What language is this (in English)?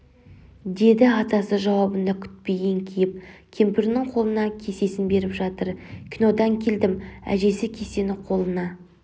Kazakh